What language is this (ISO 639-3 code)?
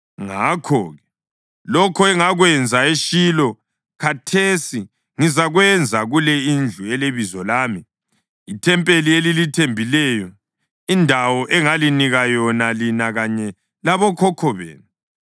nde